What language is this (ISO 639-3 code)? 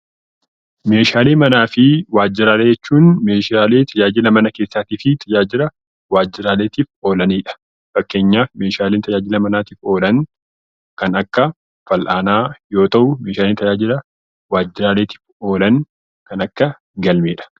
orm